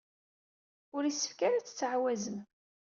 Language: Kabyle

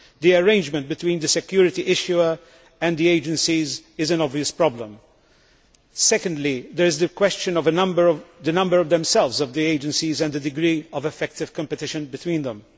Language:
English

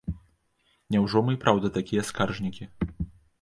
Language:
Belarusian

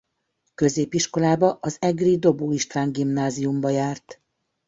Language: Hungarian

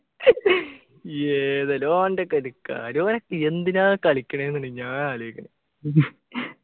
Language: Malayalam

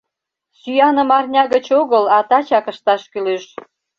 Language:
Mari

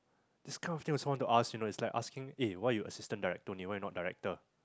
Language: English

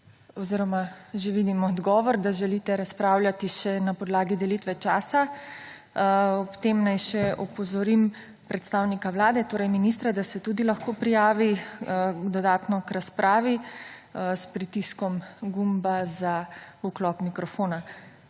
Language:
Slovenian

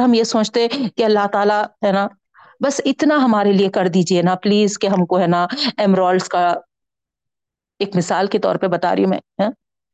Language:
Urdu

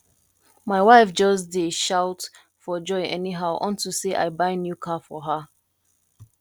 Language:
Nigerian Pidgin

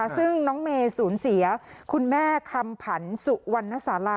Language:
Thai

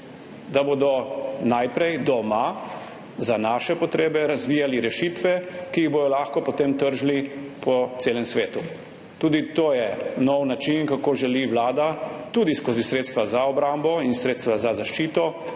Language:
Slovenian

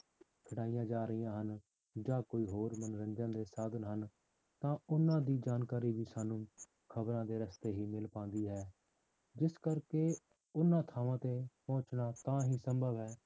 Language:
Punjabi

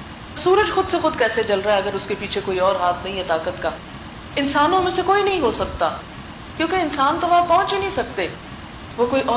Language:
Urdu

